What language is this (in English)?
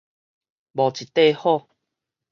Min Nan Chinese